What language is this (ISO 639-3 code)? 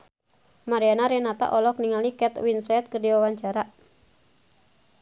sun